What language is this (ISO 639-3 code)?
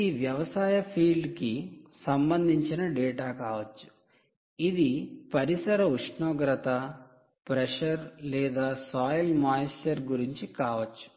tel